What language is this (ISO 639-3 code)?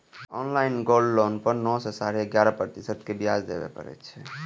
mai